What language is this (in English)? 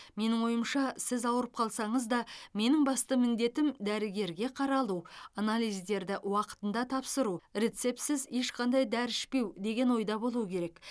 Kazakh